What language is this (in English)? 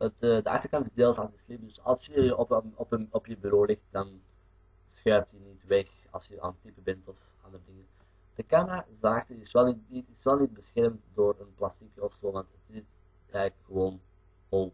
Dutch